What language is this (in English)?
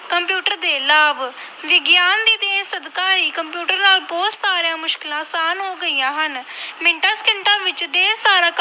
Punjabi